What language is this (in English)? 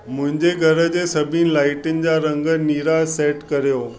Sindhi